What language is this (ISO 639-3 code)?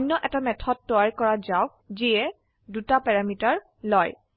asm